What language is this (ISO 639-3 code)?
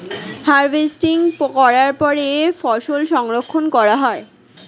ben